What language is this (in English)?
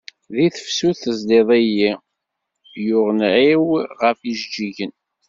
Kabyle